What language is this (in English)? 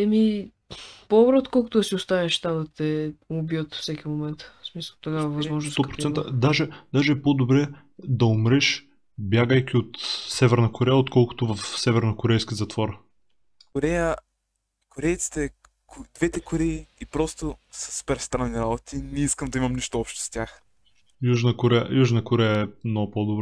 Bulgarian